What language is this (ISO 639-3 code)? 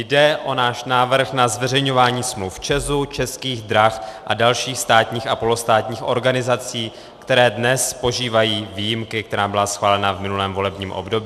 ces